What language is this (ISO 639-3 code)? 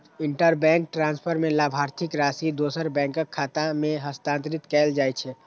mai